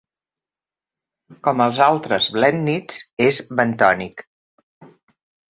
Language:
Catalan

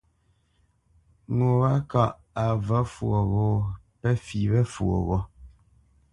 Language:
Bamenyam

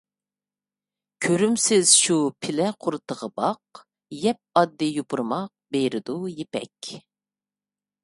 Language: Uyghur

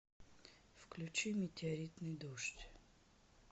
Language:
Russian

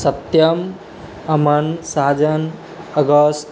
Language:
Maithili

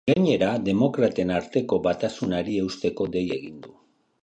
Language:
Basque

